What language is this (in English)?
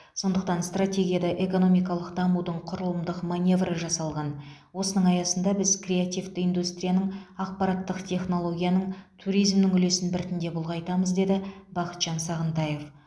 Kazakh